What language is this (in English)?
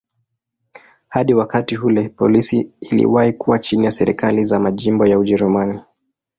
Swahili